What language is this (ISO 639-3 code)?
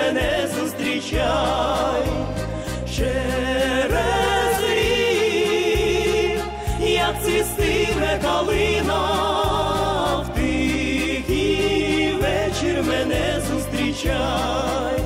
ukr